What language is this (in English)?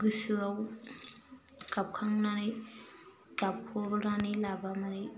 Bodo